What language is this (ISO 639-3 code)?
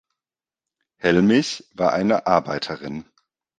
deu